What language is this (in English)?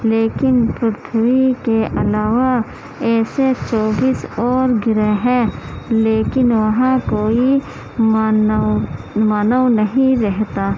Urdu